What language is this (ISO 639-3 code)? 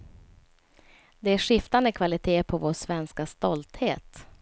swe